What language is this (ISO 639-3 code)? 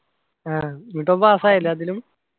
mal